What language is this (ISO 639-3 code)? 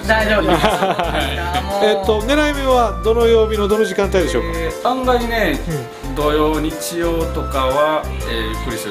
jpn